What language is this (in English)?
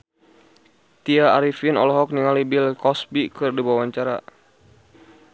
Sundanese